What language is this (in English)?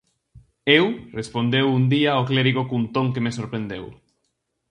Galician